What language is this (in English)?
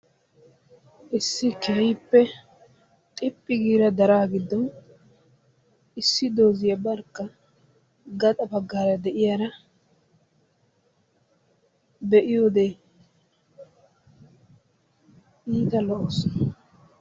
Wolaytta